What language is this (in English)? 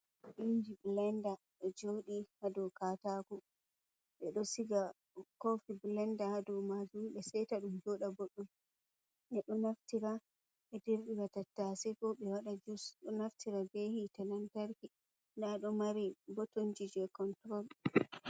Fula